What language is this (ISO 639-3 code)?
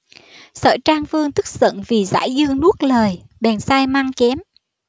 vie